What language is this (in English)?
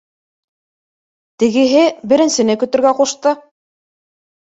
Bashkir